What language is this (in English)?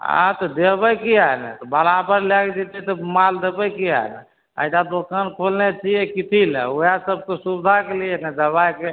Maithili